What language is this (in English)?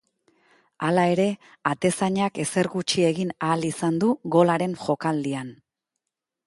Basque